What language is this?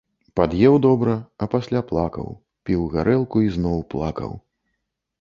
Belarusian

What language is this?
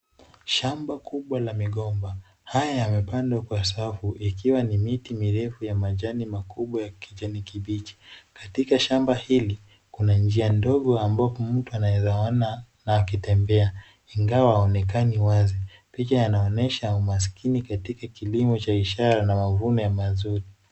Swahili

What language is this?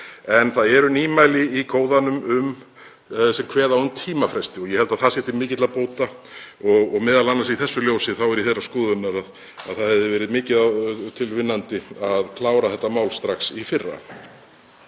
Icelandic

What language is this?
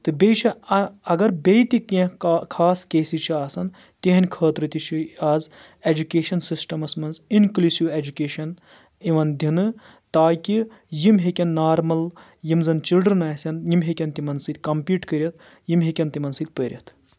Kashmiri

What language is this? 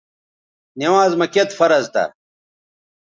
Bateri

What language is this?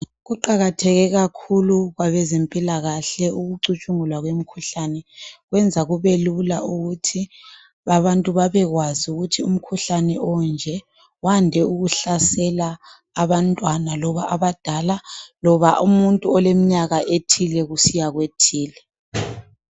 North Ndebele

